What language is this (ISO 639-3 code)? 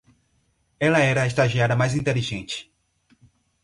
por